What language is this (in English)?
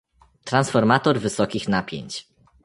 Polish